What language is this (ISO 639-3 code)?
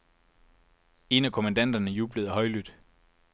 dan